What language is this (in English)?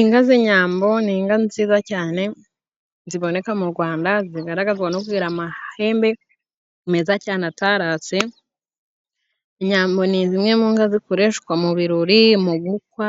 Kinyarwanda